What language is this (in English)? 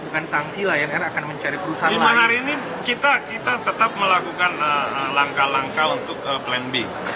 Indonesian